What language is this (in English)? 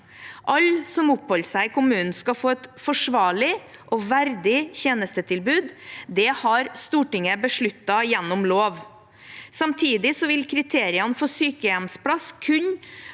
Norwegian